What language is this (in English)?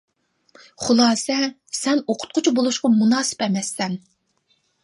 Uyghur